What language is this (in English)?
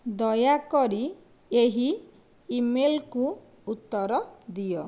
Odia